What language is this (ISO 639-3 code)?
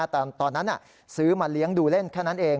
tha